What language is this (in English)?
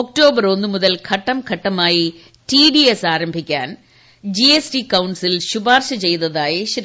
Malayalam